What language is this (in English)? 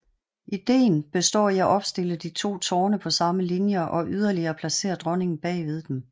Danish